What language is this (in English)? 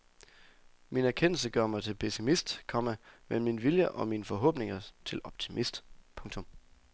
Danish